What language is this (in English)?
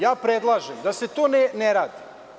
Serbian